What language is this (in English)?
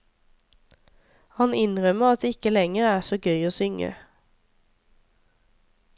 Norwegian